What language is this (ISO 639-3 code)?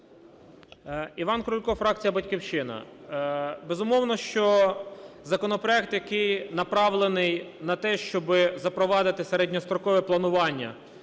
ukr